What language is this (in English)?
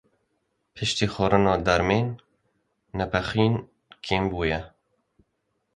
Kurdish